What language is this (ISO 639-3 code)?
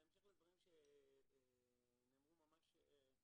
heb